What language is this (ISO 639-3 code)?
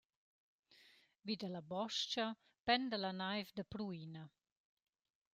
roh